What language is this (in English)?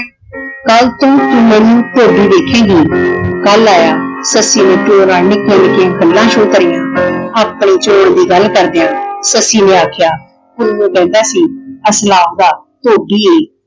Punjabi